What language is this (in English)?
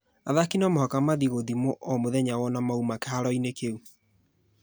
Kikuyu